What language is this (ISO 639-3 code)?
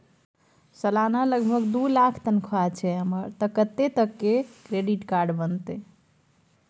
mai